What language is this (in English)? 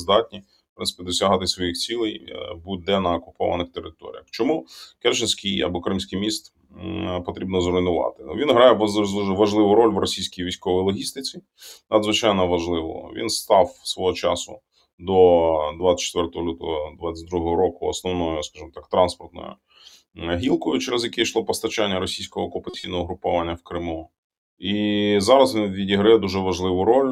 Ukrainian